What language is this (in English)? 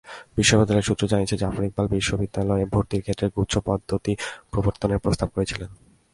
Bangla